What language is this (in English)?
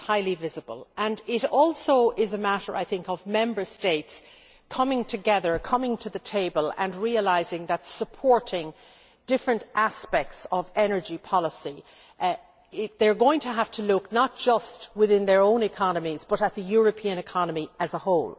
English